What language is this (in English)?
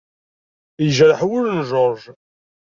Kabyle